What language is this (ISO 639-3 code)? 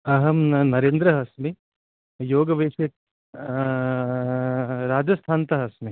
san